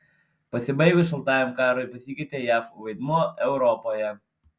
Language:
Lithuanian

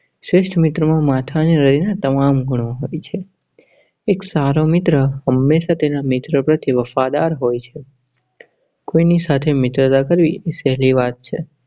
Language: Gujarati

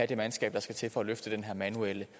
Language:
Danish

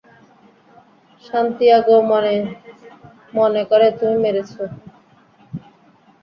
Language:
Bangla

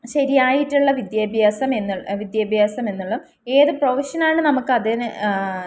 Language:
Malayalam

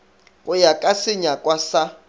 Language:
Northern Sotho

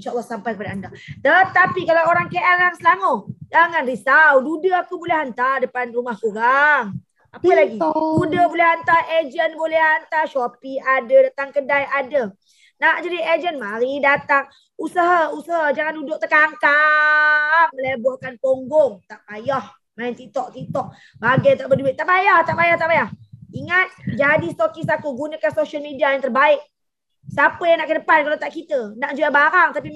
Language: Malay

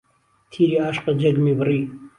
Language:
Central Kurdish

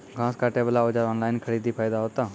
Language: Maithili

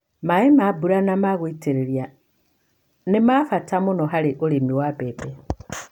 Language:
Kikuyu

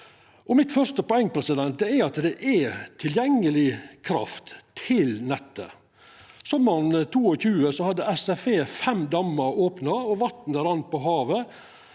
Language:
Norwegian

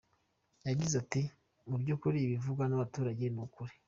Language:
Kinyarwanda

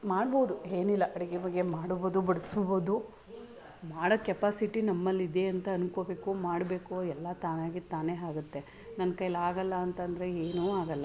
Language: Kannada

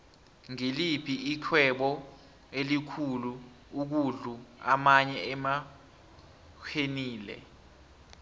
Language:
South Ndebele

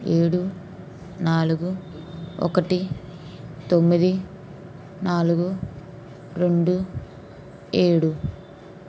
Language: Telugu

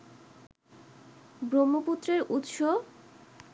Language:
Bangla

